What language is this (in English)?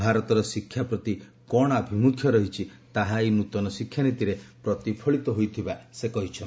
Odia